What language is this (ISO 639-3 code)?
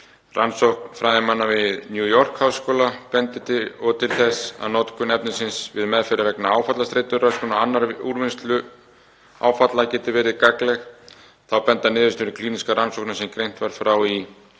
isl